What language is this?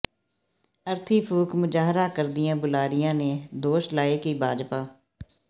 Punjabi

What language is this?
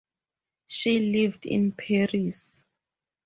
English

